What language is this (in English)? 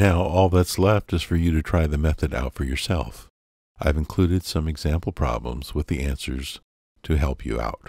English